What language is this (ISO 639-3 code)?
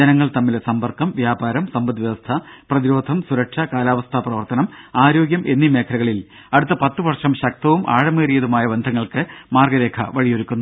mal